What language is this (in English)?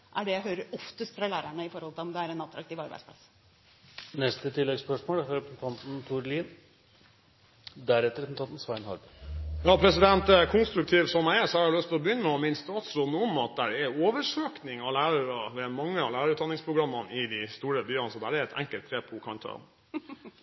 Norwegian